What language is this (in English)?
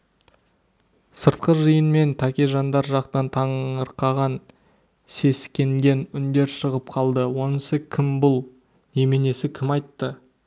Kazakh